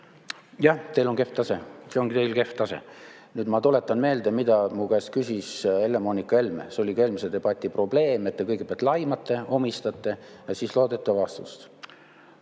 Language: Estonian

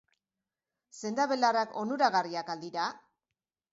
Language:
Basque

